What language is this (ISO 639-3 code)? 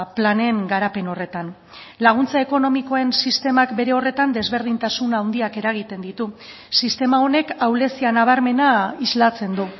eus